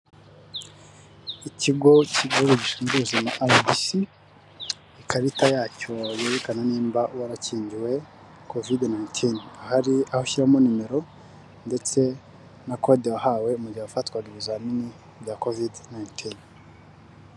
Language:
Kinyarwanda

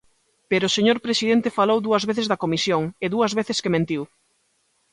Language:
Galician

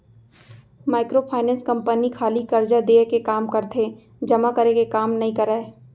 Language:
Chhattisgarhi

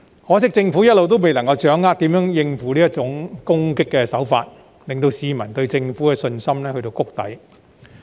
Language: Cantonese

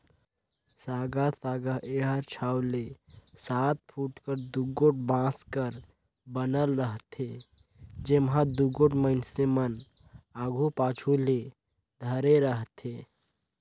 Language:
Chhattisgarhi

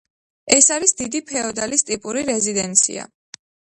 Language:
Georgian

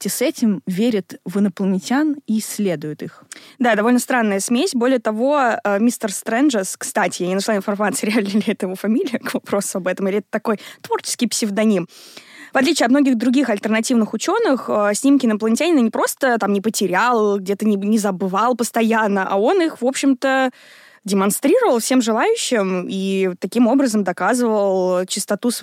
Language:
Russian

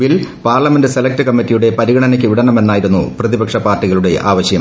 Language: Malayalam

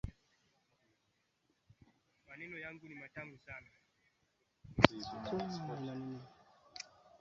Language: Swahili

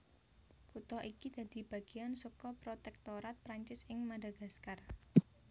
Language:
Javanese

